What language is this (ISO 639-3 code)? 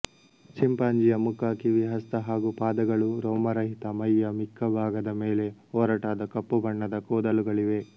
kan